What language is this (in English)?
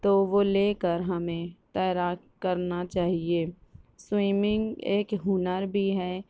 Urdu